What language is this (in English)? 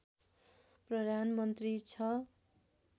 Nepali